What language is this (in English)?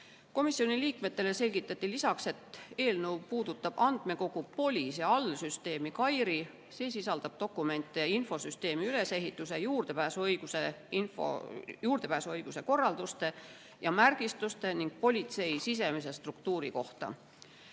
Estonian